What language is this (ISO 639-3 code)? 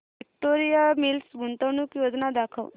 mar